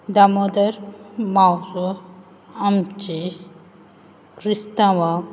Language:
Konkani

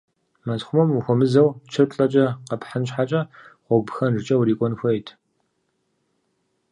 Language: Kabardian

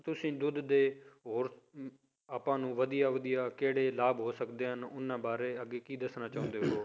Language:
Punjabi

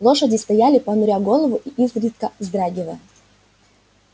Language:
Russian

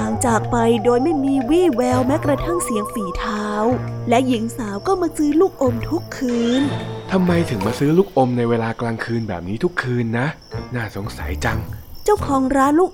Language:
Thai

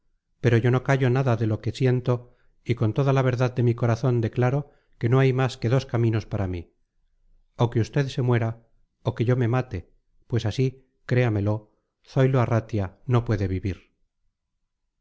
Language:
Spanish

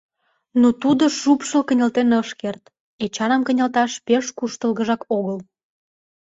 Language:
Mari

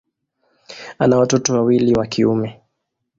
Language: Swahili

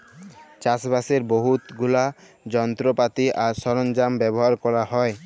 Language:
Bangla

